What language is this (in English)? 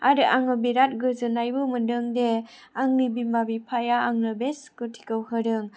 Bodo